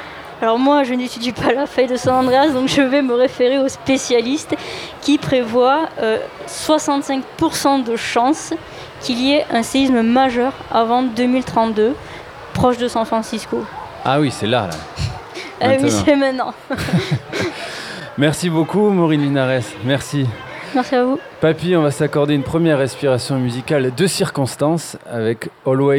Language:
French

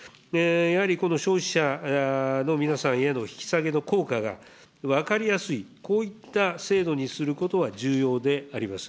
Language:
Japanese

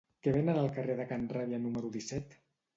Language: Catalan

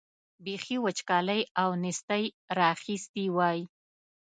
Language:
Pashto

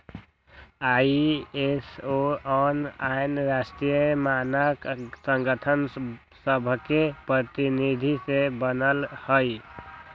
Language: Magahi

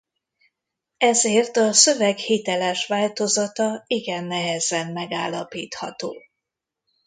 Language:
Hungarian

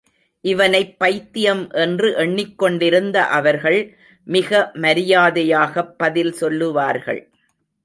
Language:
Tamil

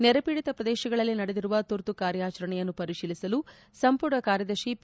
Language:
Kannada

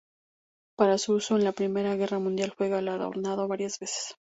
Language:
Spanish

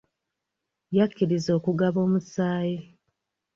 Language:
Ganda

